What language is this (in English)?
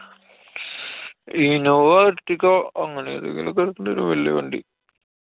Malayalam